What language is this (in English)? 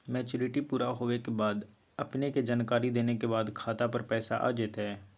Magahi